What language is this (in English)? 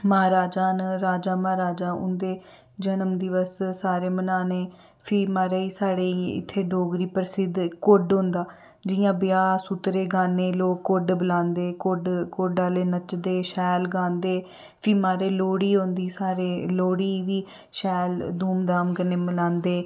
Dogri